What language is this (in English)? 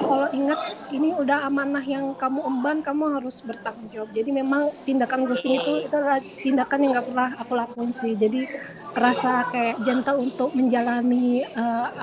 Indonesian